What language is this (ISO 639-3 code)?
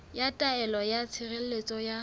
sot